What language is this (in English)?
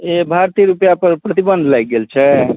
Maithili